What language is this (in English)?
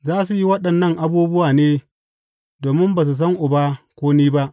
Hausa